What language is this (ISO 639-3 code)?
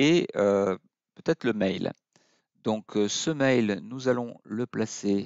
fra